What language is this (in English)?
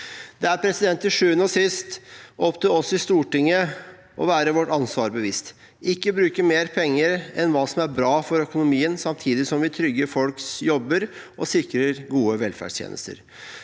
Norwegian